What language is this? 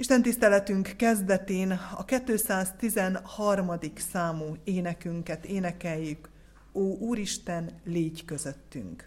Hungarian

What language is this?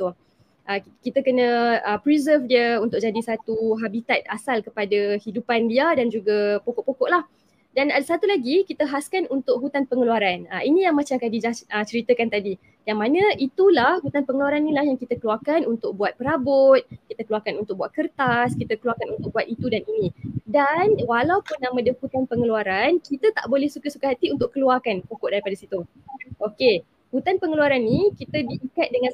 Malay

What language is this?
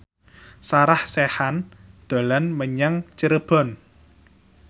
Javanese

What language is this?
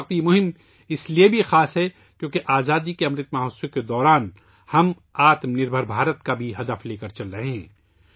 Urdu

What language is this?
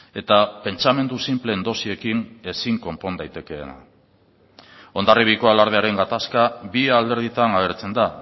Basque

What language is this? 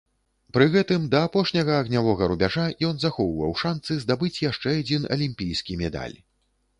Belarusian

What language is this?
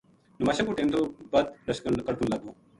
Gujari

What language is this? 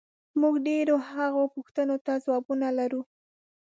Pashto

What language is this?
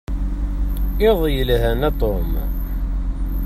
Kabyle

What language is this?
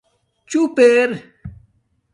Domaaki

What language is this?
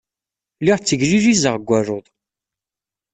Kabyle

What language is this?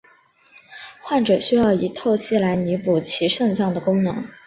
Chinese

